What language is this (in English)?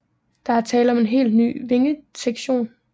Danish